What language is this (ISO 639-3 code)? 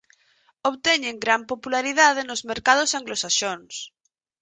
glg